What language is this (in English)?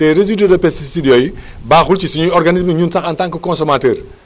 Wolof